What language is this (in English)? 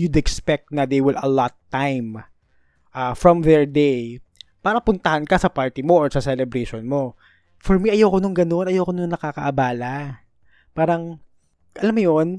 Filipino